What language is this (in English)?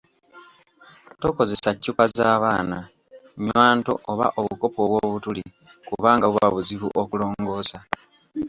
Ganda